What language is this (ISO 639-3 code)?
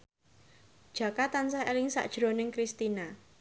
jav